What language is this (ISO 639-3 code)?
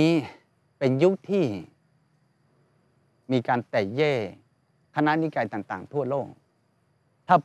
tha